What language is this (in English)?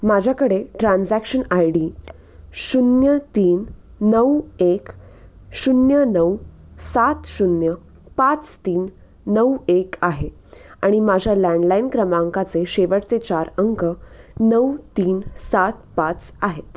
Marathi